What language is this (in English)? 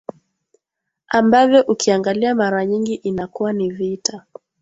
Swahili